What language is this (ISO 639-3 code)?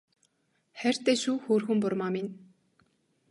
mon